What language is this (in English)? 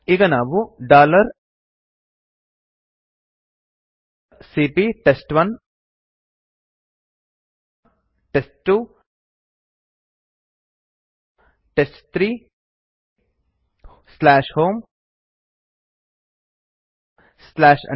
Kannada